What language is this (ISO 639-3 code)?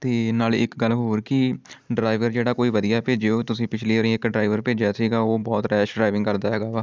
pan